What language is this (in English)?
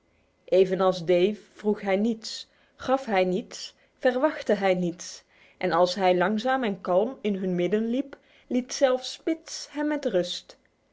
Dutch